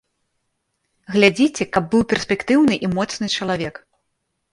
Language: Belarusian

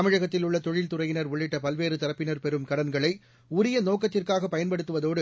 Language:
Tamil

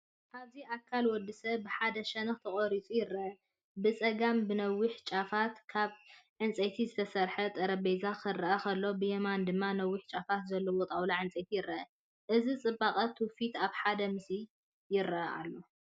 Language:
Tigrinya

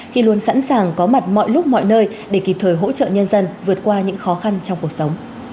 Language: Vietnamese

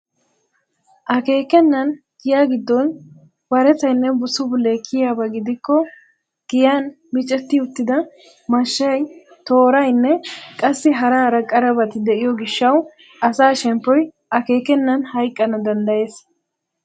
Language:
Wolaytta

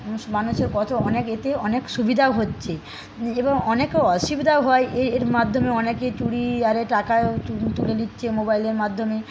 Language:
Bangla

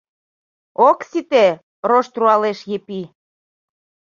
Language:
Mari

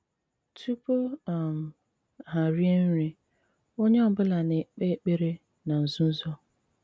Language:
Igbo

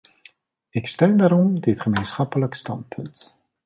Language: Dutch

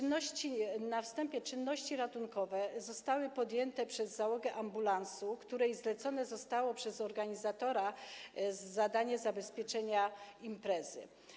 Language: Polish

